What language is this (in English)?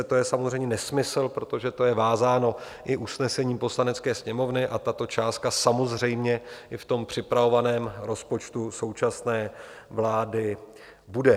Czech